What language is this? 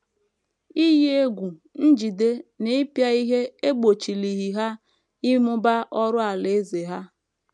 Igbo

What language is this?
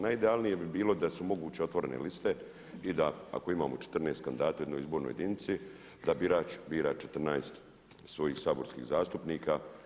Croatian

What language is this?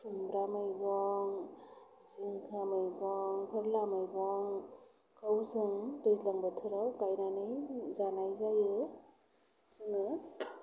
Bodo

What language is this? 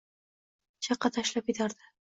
Uzbek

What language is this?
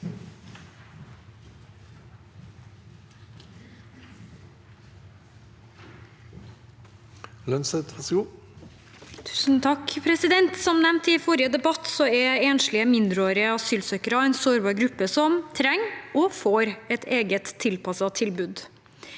Norwegian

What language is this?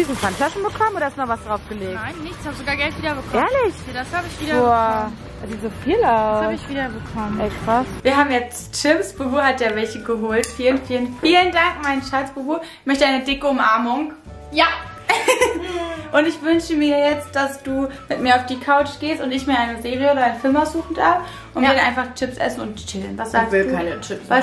German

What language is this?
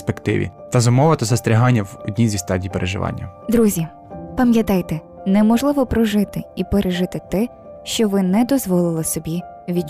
Ukrainian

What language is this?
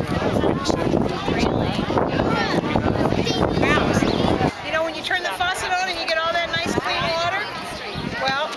English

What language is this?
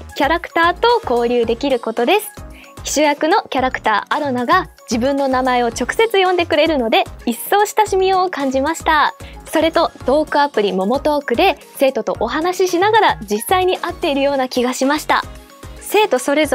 Japanese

